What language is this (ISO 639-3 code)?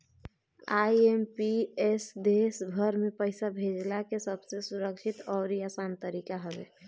bho